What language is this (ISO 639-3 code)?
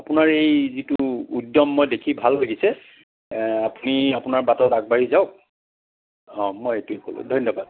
asm